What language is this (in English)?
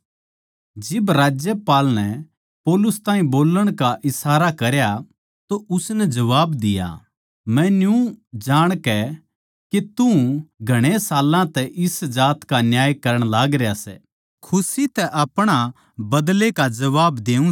Haryanvi